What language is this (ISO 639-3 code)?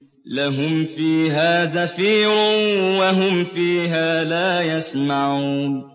ara